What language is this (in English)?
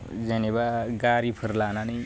Bodo